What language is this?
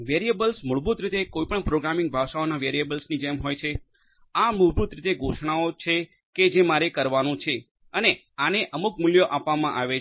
Gujarati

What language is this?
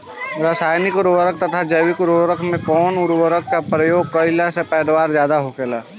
Bhojpuri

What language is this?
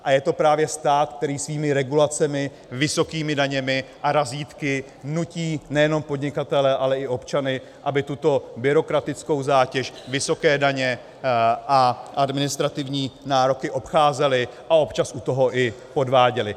Czech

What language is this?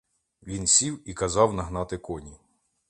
Ukrainian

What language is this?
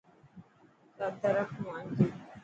Dhatki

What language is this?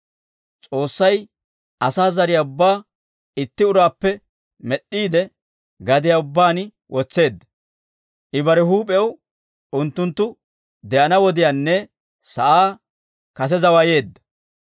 Dawro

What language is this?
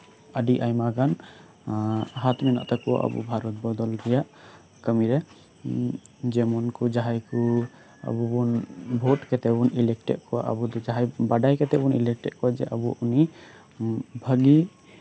Santali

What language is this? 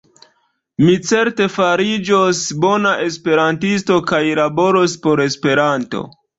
Esperanto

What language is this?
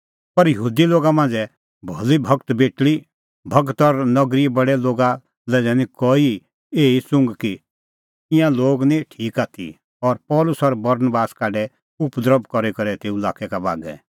Kullu Pahari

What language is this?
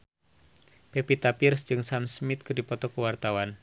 Sundanese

